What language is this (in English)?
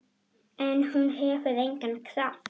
Icelandic